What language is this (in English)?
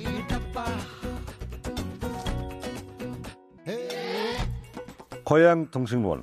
Korean